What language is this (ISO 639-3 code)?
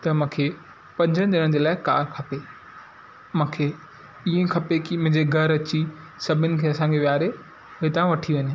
snd